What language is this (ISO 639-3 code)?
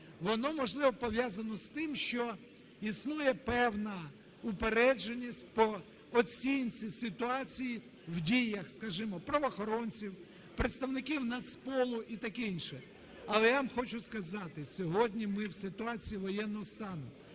ukr